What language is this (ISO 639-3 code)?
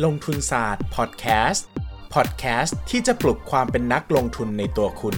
tha